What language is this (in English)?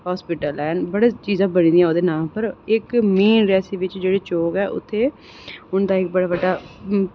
Dogri